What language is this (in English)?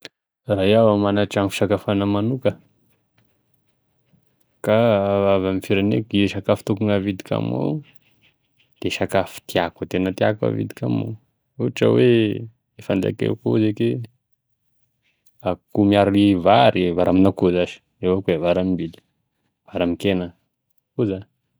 Tesaka Malagasy